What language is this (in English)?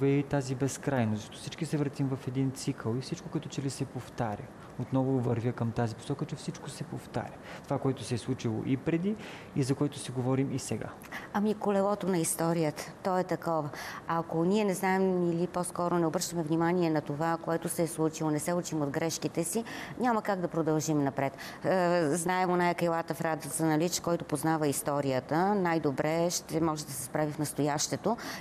Bulgarian